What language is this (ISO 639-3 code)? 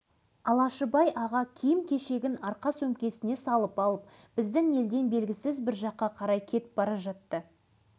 kaz